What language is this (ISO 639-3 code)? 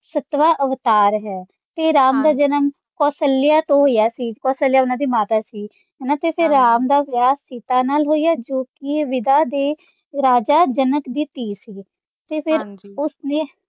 pan